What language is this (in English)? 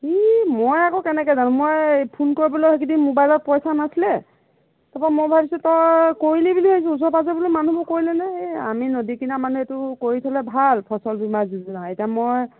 Assamese